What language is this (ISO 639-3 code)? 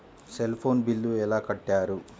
tel